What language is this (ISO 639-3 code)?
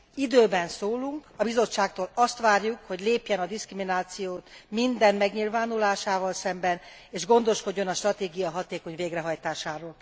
hun